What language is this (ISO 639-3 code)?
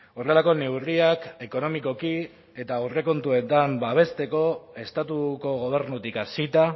eus